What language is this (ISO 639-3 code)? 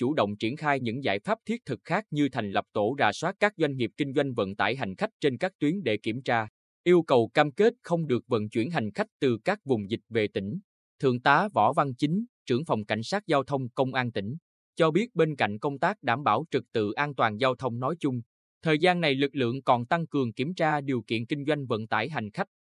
vie